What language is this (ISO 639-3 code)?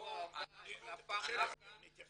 heb